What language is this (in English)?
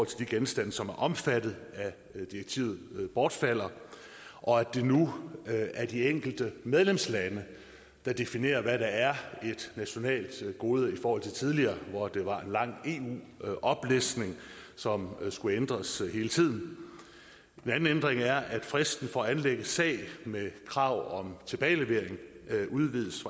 Danish